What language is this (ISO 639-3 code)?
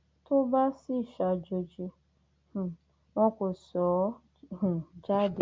yor